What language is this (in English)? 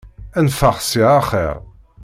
Kabyle